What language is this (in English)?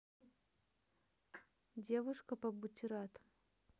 Russian